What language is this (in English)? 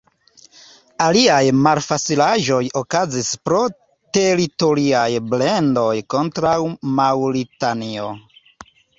Esperanto